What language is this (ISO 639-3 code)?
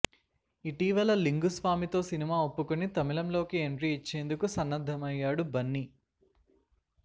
tel